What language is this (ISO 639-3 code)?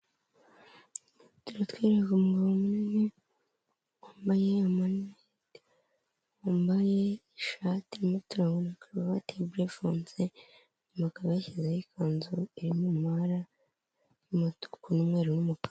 kin